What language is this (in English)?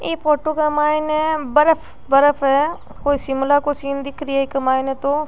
Rajasthani